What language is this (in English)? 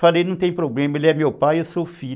Portuguese